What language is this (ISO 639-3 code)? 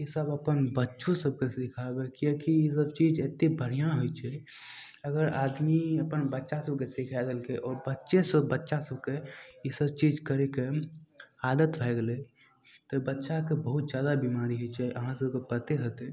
mai